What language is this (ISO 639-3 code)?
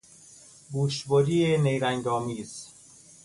fas